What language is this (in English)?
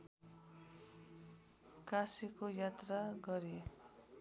Nepali